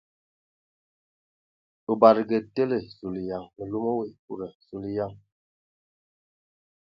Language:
Ewondo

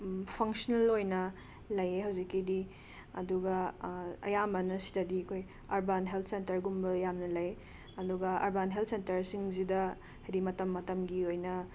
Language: Manipuri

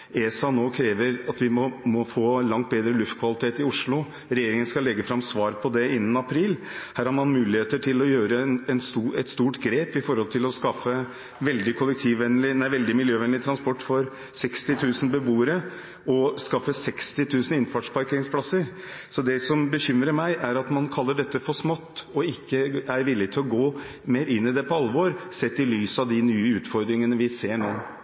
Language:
Norwegian Bokmål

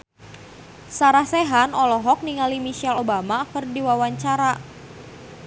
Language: Sundanese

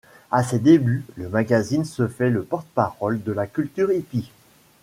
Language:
French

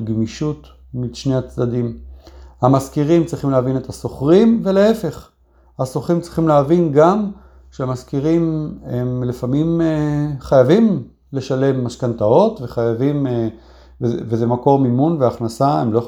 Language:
Hebrew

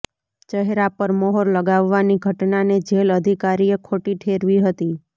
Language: Gujarati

